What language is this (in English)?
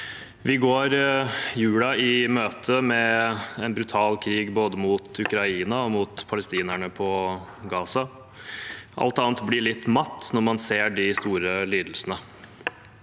Norwegian